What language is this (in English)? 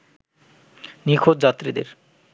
Bangla